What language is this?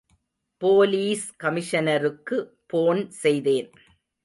Tamil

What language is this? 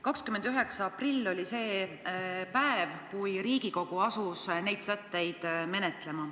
Estonian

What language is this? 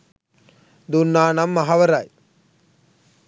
Sinhala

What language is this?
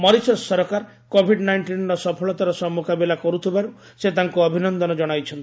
Odia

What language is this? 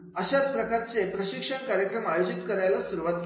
Marathi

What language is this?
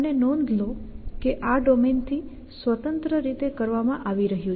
Gujarati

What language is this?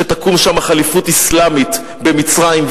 Hebrew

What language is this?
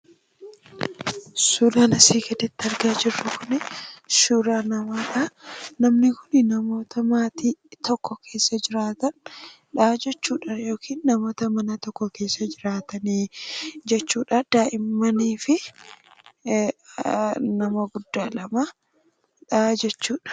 Oromo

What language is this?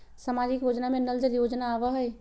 Magahi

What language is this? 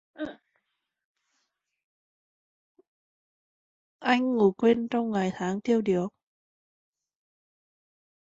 Vietnamese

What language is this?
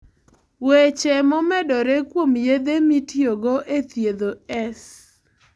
Luo (Kenya and Tanzania)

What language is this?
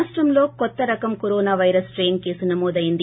Telugu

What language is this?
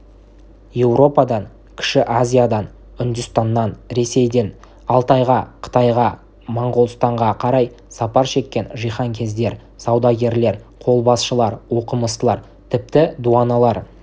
Kazakh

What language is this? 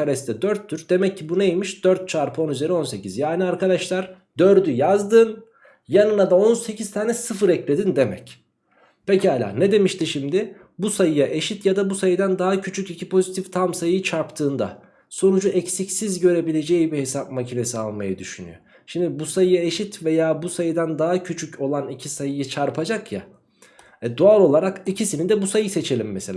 Turkish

